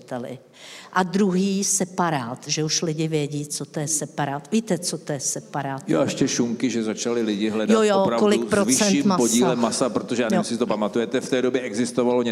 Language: Czech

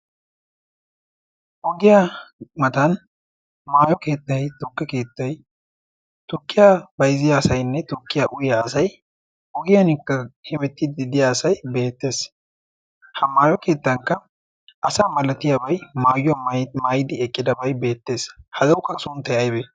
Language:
Wolaytta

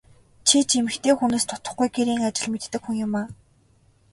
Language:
Mongolian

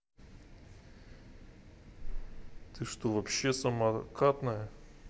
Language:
Russian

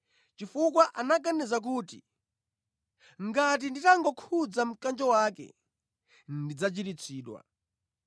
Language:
Nyanja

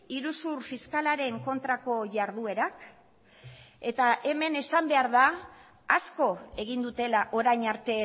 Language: Basque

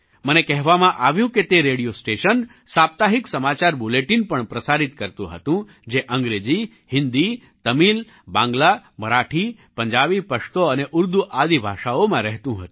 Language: Gujarati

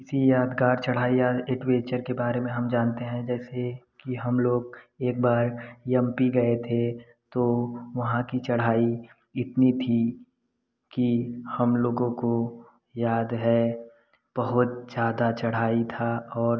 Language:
Hindi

